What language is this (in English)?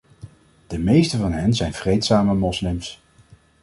Dutch